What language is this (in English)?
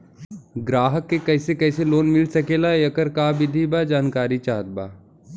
Bhojpuri